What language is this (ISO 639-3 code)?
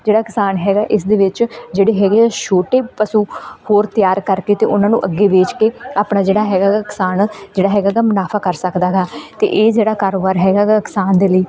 pan